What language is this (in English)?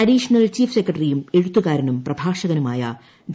Malayalam